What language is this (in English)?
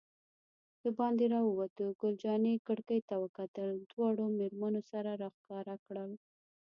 Pashto